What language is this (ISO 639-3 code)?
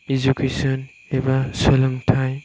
brx